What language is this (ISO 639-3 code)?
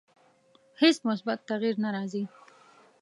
pus